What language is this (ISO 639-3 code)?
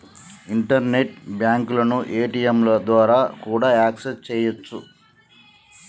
tel